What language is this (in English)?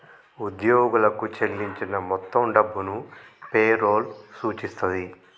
Telugu